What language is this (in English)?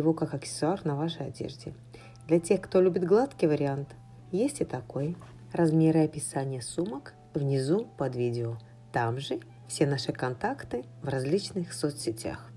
Russian